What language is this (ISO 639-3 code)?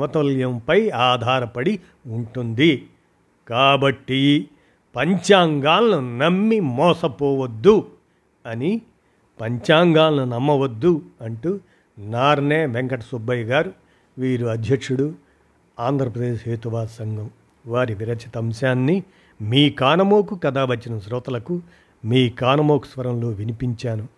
tel